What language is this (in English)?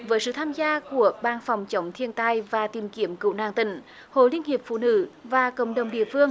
Vietnamese